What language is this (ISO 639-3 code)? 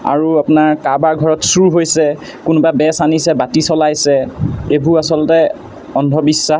asm